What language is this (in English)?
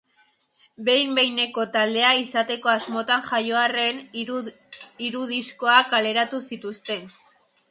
Basque